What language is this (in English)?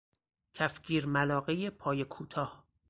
Persian